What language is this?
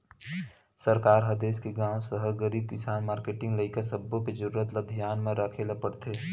Chhattisgarhi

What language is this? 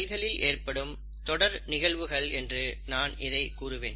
Tamil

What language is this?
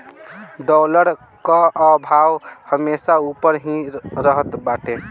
Bhojpuri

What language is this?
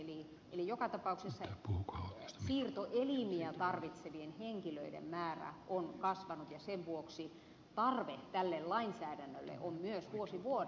Finnish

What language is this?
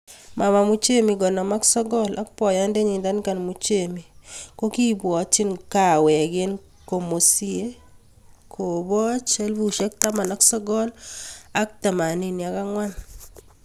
Kalenjin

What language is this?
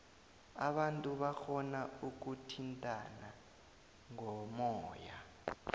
South Ndebele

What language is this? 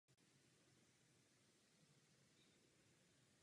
Czech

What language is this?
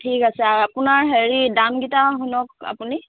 Assamese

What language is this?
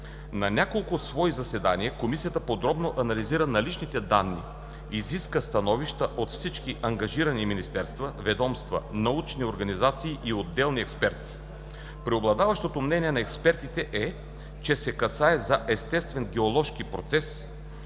Bulgarian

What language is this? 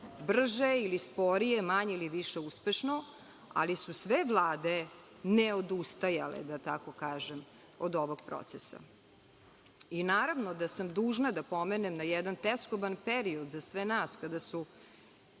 Serbian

